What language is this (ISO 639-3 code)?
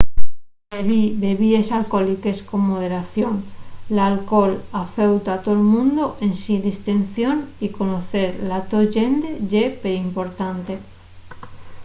ast